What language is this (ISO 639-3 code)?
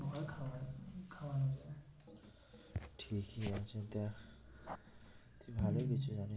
ben